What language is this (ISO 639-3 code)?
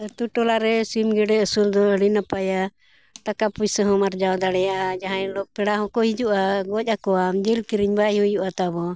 sat